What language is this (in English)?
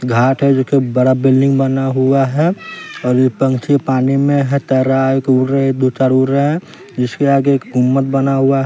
Hindi